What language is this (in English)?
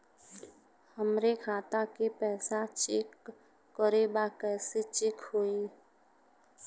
Bhojpuri